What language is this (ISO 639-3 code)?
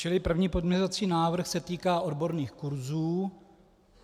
ces